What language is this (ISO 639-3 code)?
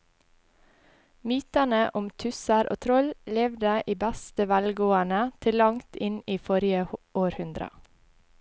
nor